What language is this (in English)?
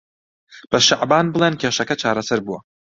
Central Kurdish